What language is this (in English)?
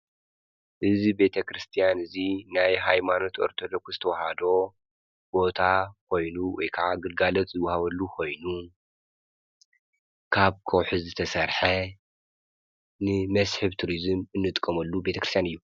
Tigrinya